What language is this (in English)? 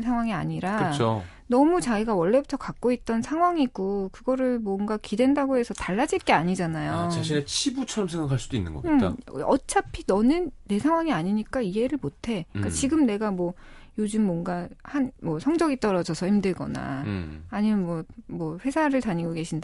Korean